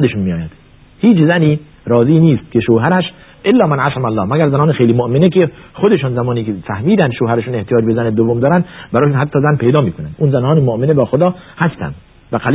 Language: Persian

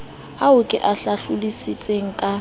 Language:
Southern Sotho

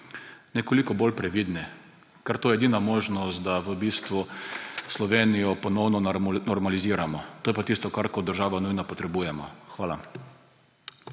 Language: Slovenian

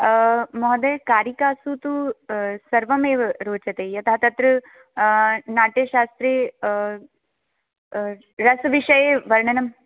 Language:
Sanskrit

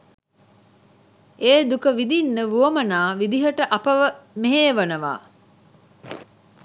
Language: Sinhala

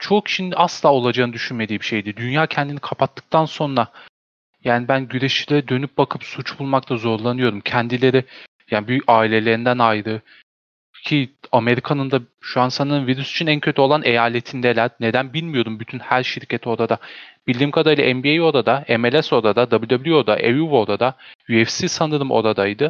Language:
Turkish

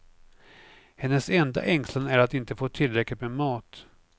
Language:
Swedish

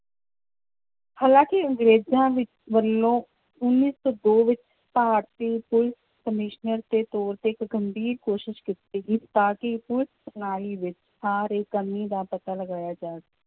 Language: Punjabi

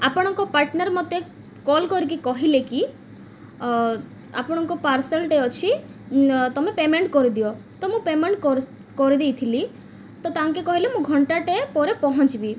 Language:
Odia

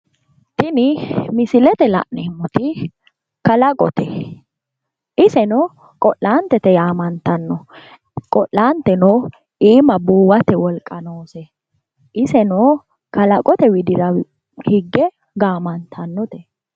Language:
Sidamo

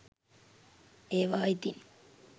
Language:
Sinhala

